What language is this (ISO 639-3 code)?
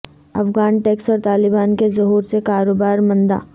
urd